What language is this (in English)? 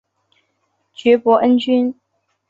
Chinese